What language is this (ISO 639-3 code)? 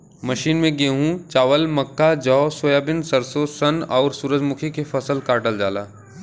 bho